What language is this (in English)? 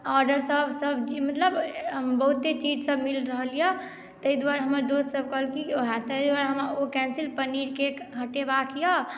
Maithili